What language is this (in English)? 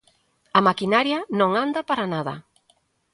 Galician